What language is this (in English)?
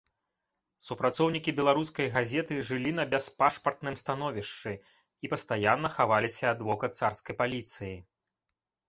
Belarusian